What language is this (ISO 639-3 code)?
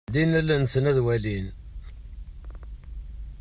kab